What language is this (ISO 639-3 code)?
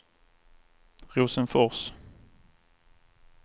swe